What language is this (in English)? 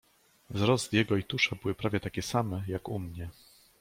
Polish